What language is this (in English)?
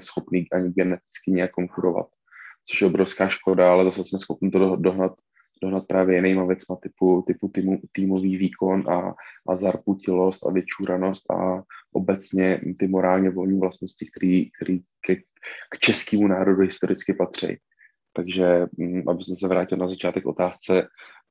Czech